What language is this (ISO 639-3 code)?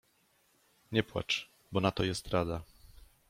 pol